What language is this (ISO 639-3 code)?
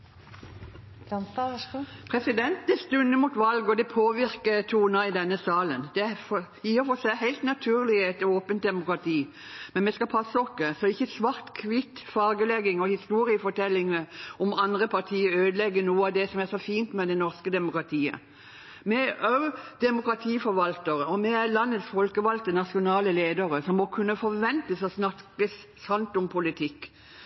nob